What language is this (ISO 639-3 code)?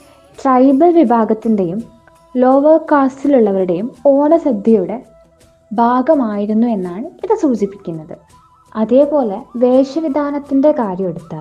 mal